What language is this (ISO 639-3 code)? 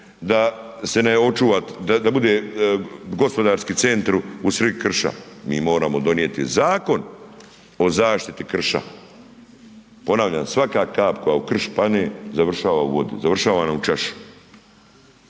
hrv